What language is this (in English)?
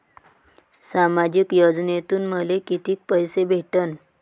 Marathi